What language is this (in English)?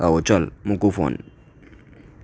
Gujarati